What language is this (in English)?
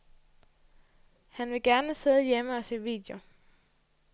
Danish